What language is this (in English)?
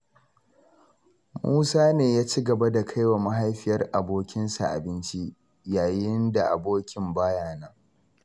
Hausa